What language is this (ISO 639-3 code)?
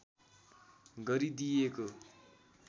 nep